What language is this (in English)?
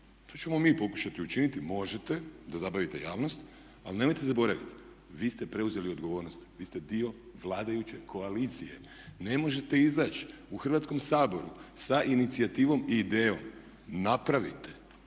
Croatian